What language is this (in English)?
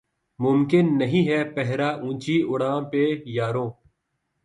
Urdu